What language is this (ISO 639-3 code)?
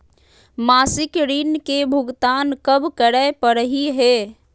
mag